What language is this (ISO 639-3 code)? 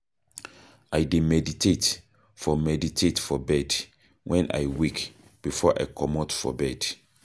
pcm